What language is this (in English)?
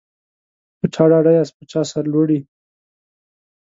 Pashto